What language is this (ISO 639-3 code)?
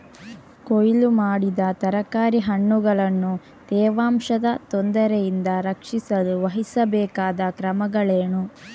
kan